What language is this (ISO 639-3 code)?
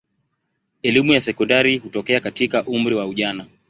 swa